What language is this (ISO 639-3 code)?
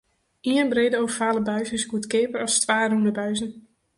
fry